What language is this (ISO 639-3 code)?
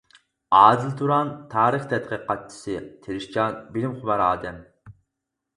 uig